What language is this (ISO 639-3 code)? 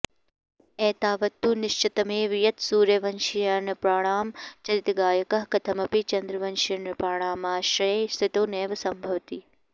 san